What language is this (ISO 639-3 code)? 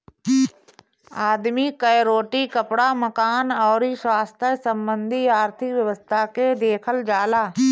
bho